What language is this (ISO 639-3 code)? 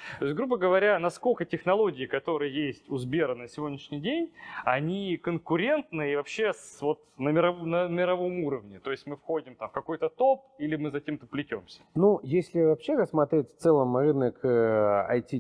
rus